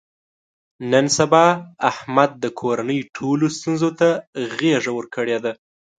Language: Pashto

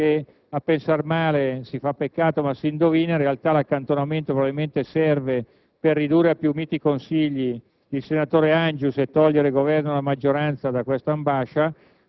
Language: Italian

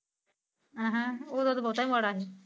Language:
Punjabi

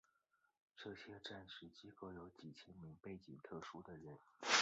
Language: Chinese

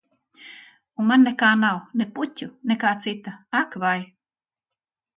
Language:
Latvian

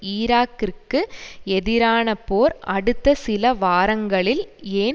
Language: Tamil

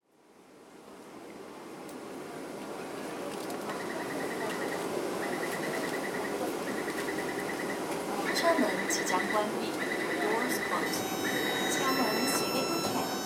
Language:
Chinese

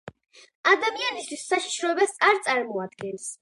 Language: Georgian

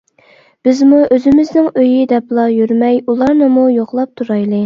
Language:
Uyghur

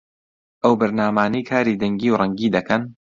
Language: Central Kurdish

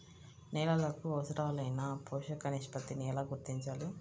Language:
Telugu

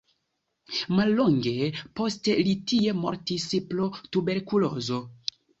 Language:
Esperanto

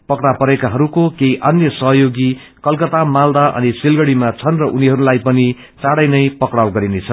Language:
Nepali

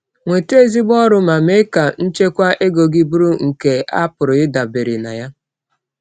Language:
Igbo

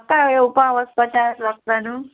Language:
Konkani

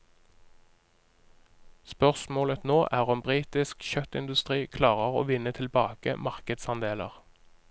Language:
Norwegian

